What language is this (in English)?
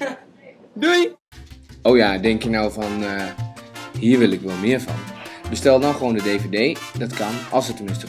Dutch